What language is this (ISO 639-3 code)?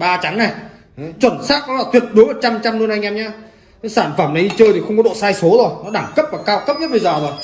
vie